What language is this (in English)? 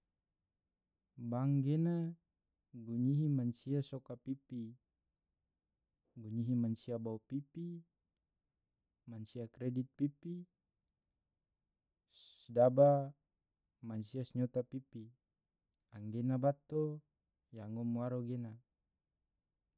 Tidore